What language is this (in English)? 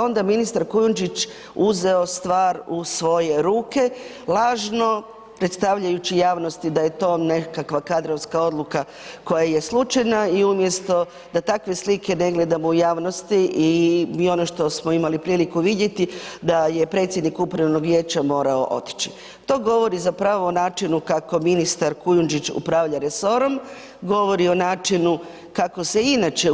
Croatian